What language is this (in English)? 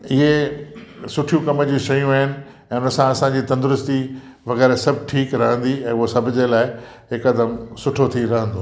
Sindhi